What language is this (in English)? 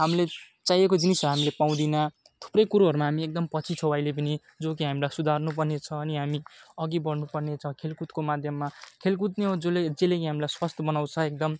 Nepali